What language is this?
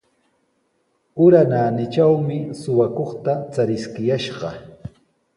Sihuas Ancash Quechua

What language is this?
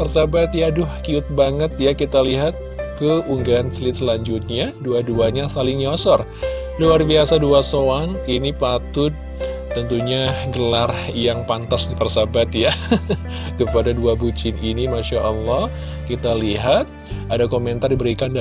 Indonesian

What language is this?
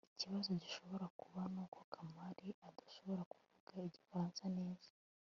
Kinyarwanda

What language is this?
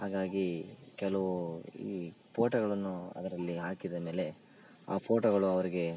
Kannada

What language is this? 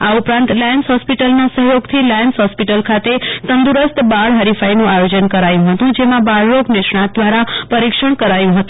Gujarati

